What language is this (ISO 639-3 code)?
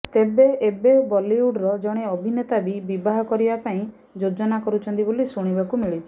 ori